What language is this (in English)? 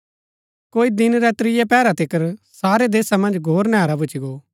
Gaddi